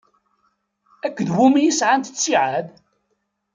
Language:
Kabyle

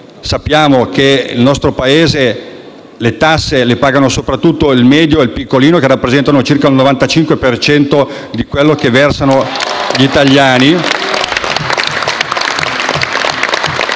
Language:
Italian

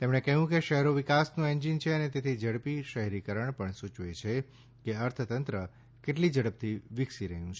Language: Gujarati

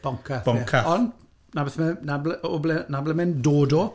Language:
Welsh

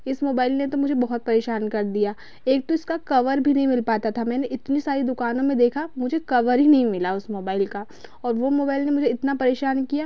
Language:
Hindi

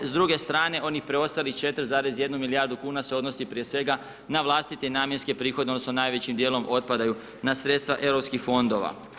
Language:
Croatian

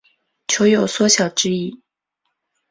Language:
Chinese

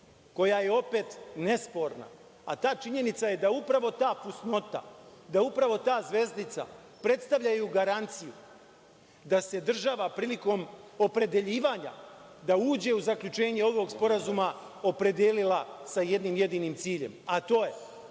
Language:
Serbian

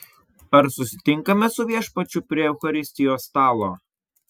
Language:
Lithuanian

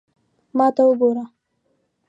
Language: Pashto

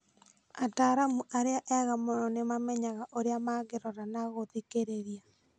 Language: Kikuyu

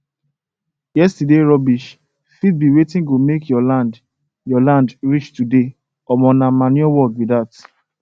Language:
Nigerian Pidgin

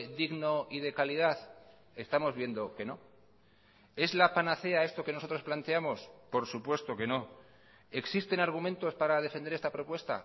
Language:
Spanish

